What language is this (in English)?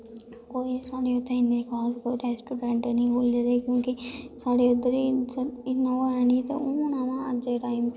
Dogri